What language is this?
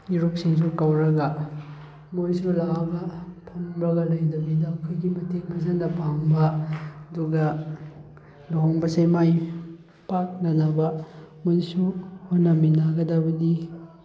Manipuri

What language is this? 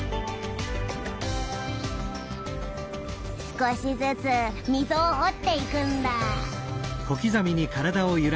Japanese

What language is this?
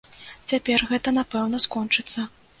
Belarusian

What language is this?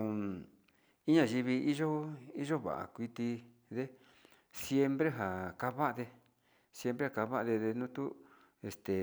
Sinicahua Mixtec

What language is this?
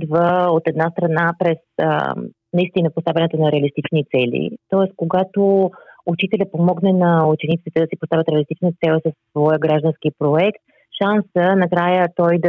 Bulgarian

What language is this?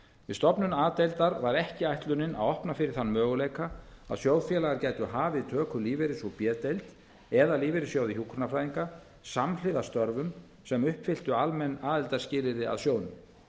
Icelandic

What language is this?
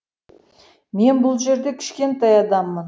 Kazakh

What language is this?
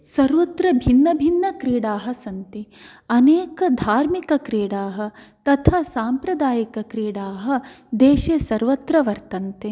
Sanskrit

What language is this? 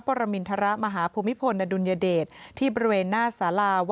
Thai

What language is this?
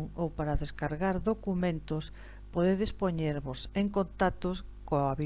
Spanish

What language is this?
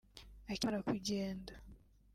Kinyarwanda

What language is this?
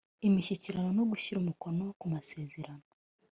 Kinyarwanda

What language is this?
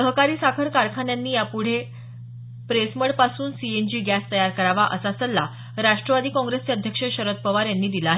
Marathi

